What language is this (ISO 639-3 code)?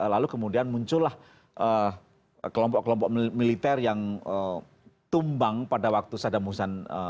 ind